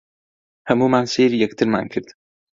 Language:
Central Kurdish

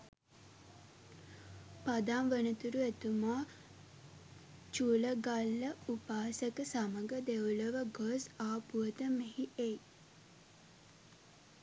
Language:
Sinhala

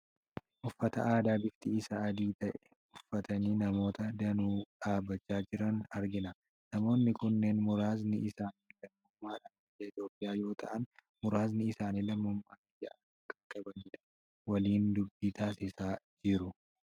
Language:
Oromo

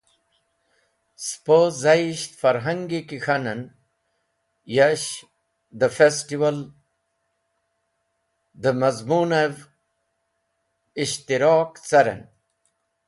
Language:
Wakhi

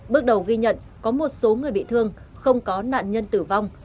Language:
Vietnamese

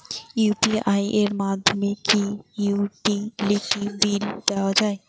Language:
Bangla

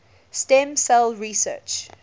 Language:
English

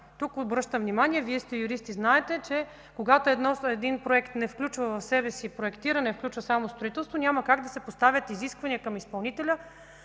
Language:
Bulgarian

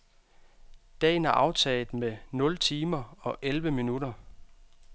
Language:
Danish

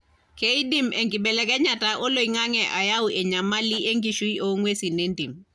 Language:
Masai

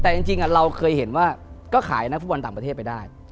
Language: Thai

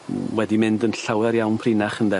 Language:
Welsh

